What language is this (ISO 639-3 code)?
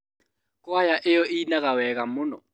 kik